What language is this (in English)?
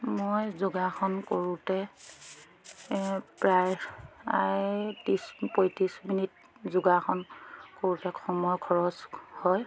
Assamese